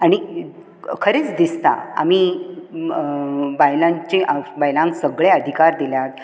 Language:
Konkani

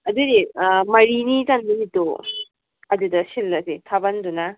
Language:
Manipuri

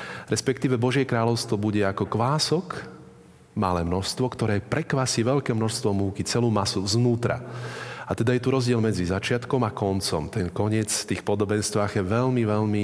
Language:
Slovak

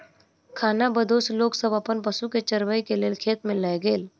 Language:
Maithili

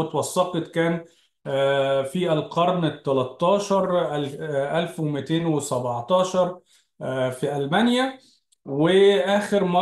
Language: Arabic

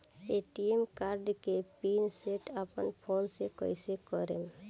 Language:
Bhojpuri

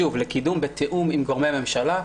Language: Hebrew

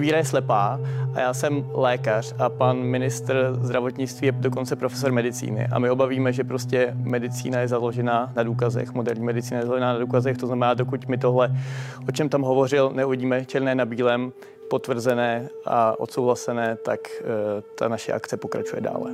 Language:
Czech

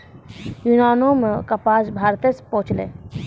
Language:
Maithili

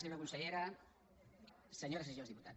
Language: Catalan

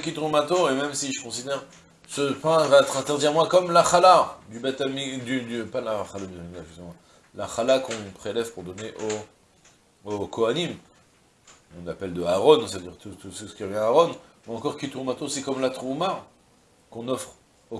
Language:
French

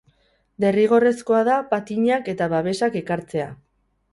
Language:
Basque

